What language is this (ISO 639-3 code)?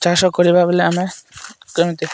ori